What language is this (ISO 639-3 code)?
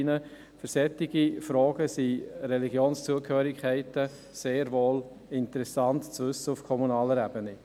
gsw